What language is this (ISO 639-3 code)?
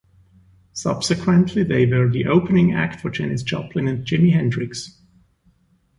eng